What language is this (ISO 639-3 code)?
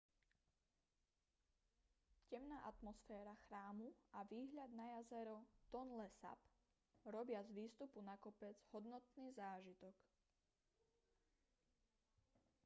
slk